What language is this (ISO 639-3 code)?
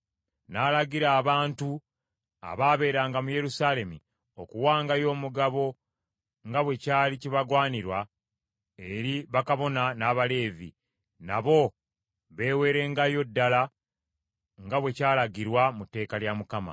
lug